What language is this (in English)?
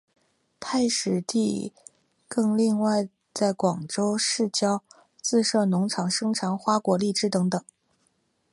Chinese